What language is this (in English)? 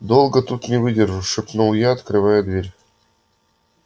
Russian